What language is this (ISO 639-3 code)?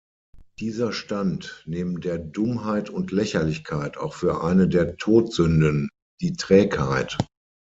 deu